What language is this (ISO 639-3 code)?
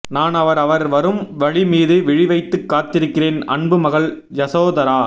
tam